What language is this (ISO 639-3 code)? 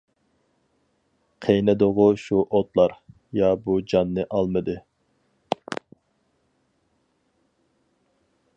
uig